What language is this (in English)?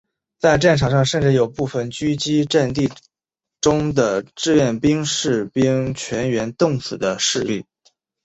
Chinese